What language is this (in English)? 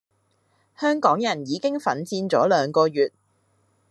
Cantonese